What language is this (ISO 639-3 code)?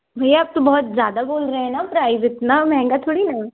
hin